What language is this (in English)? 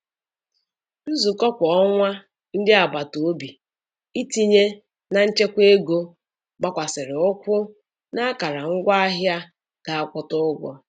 Igbo